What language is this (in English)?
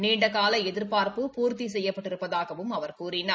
Tamil